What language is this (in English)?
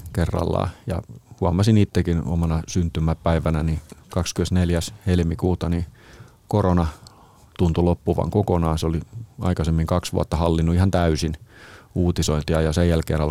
Finnish